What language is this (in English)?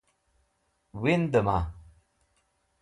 Wakhi